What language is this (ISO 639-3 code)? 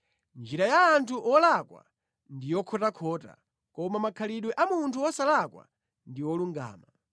nya